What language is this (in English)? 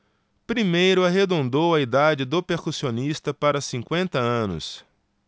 Portuguese